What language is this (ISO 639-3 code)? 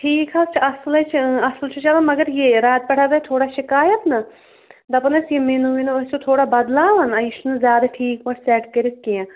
kas